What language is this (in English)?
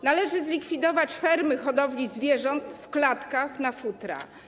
Polish